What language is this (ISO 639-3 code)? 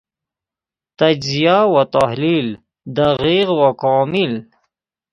fas